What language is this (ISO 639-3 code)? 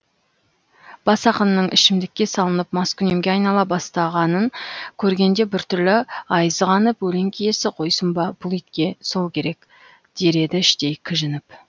kaz